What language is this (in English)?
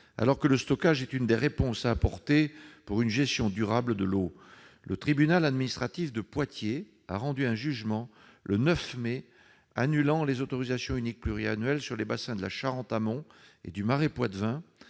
French